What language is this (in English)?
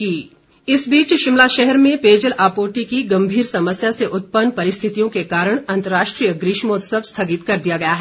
Hindi